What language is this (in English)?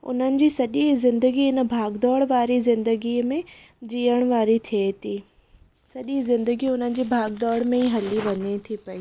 Sindhi